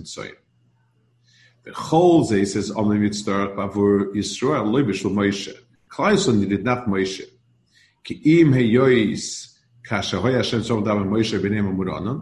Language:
English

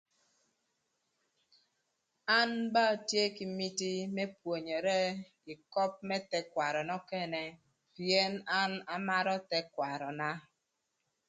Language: Thur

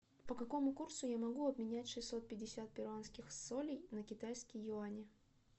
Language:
Russian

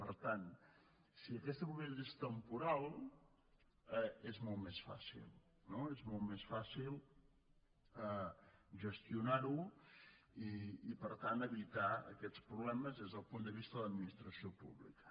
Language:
Catalan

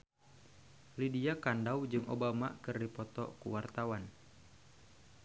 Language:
Sundanese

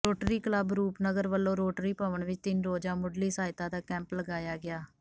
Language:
Punjabi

